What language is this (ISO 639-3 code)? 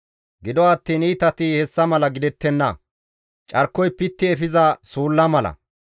gmv